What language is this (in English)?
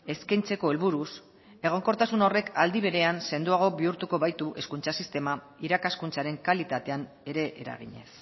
Basque